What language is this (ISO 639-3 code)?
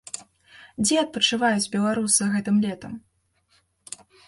bel